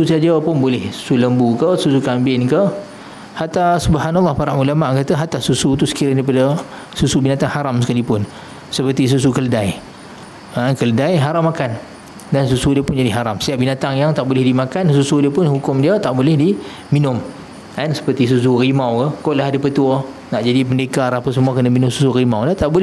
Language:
Malay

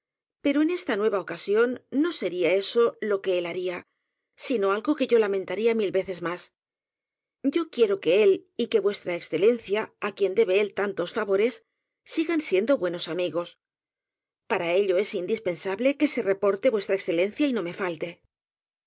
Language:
Spanish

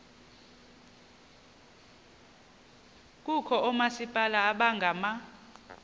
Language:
Xhosa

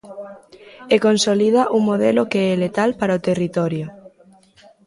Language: Galician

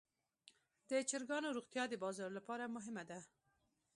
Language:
Pashto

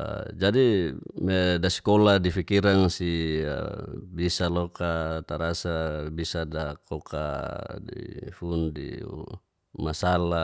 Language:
Geser-Gorom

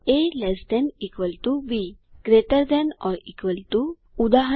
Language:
Gujarati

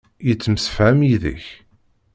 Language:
Kabyle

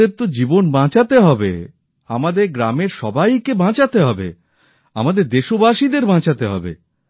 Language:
Bangla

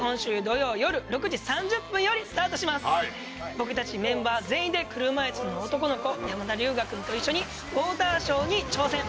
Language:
Japanese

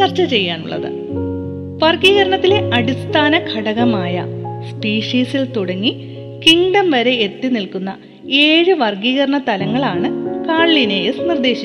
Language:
Malayalam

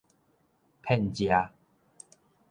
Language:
Min Nan Chinese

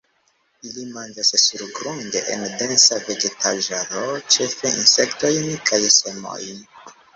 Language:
Esperanto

